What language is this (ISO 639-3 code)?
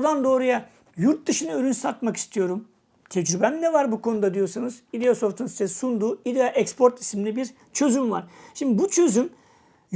tur